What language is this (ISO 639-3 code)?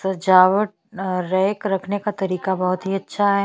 hin